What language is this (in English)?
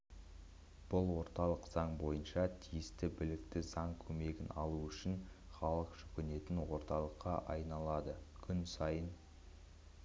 Kazakh